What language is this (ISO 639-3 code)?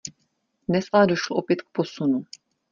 ces